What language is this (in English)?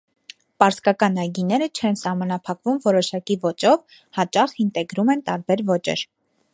Armenian